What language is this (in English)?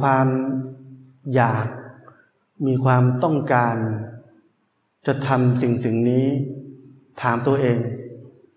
Thai